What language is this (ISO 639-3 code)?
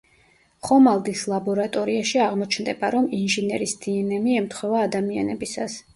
kat